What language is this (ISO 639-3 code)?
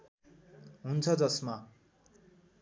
nep